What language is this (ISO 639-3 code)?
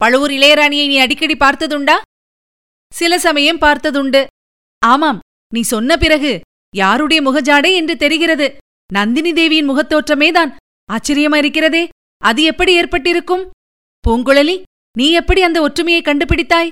tam